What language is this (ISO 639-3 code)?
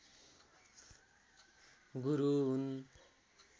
nep